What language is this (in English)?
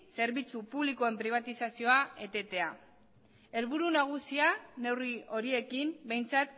Basque